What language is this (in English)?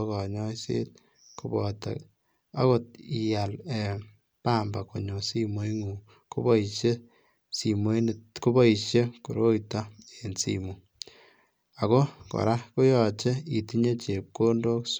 Kalenjin